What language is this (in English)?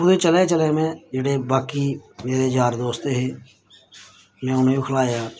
Dogri